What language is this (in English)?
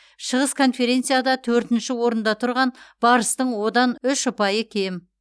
Kazakh